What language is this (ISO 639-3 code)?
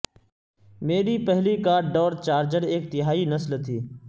urd